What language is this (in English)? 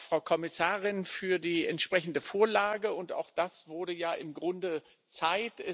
German